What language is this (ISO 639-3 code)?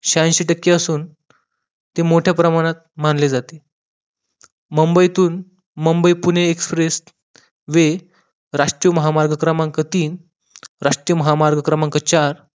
mar